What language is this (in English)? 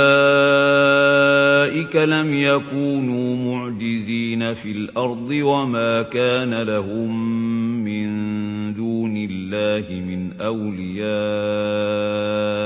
Arabic